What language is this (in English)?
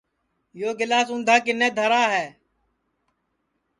Sansi